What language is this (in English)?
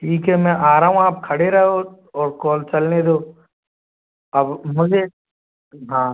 Hindi